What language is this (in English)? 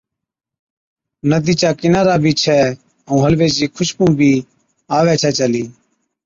Od